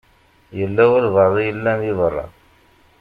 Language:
Kabyle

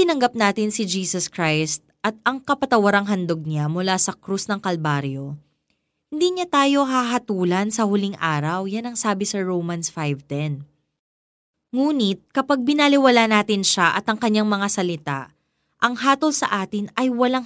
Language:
Filipino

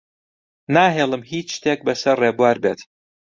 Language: Central Kurdish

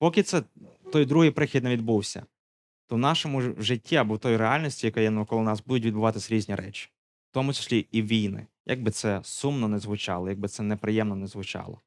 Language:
Ukrainian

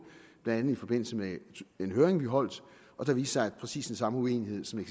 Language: Danish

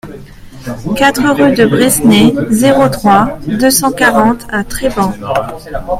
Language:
French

